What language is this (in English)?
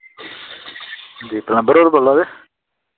Dogri